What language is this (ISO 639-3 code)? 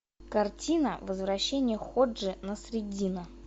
rus